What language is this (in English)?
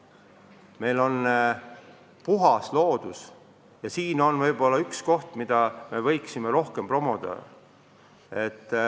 Estonian